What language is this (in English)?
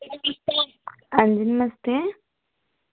Dogri